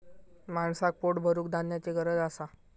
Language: Marathi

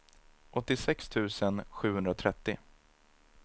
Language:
Swedish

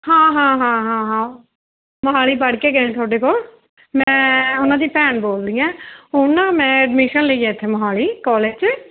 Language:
Punjabi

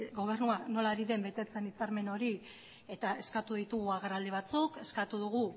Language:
Basque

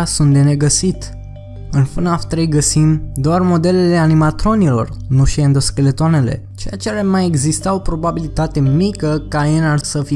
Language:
Romanian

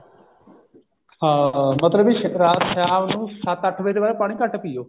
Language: Punjabi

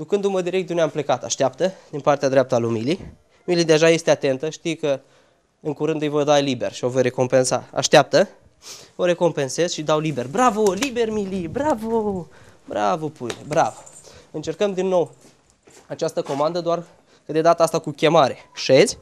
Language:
Romanian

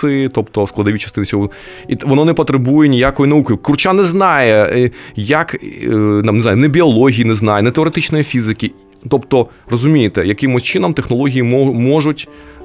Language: Ukrainian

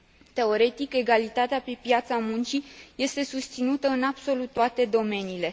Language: Romanian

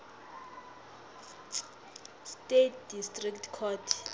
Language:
South Ndebele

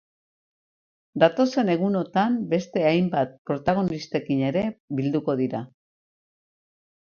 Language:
Basque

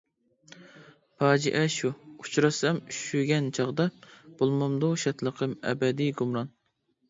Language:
Uyghur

